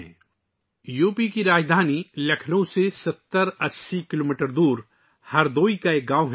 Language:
Urdu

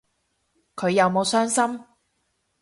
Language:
Cantonese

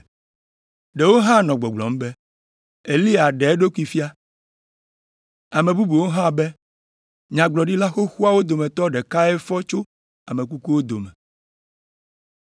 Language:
Ewe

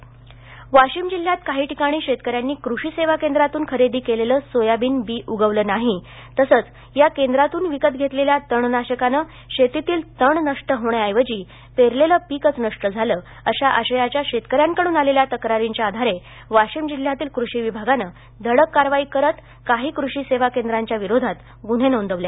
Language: Marathi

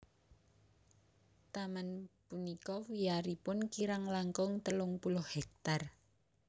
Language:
Javanese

